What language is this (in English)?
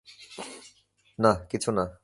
Bangla